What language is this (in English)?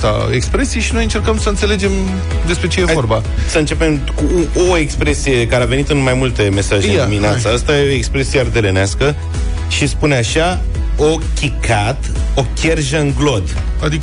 Romanian